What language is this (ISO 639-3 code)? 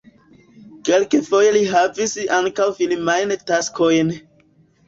epo